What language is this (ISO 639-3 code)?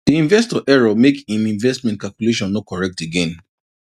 pcm